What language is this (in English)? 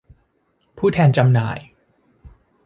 Thai